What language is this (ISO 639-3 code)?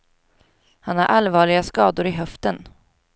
swe